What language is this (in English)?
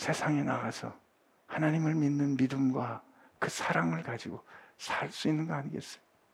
Korean